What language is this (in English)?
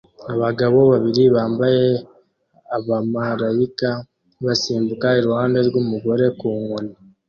Kinyarwanda